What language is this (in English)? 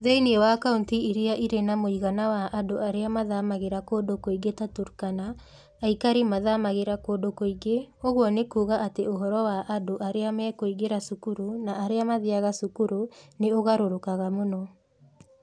Kikuyu